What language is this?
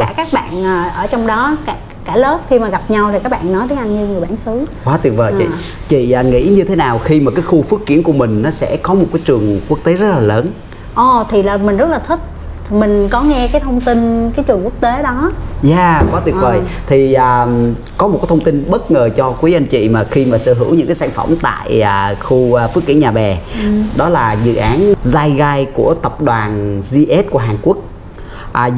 Vietnamese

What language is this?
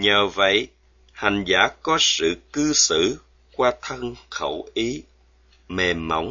Vietnamese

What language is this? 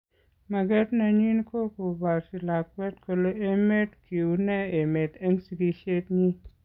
Kalenjin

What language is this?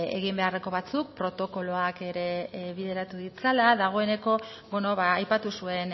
Basque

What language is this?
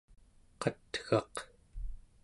Central Yupik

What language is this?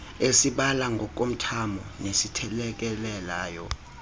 Xhosa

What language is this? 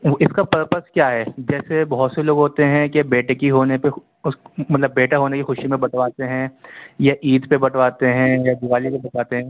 Urdu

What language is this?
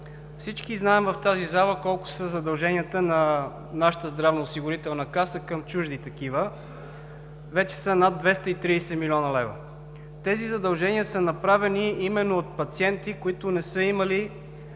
Bulgarian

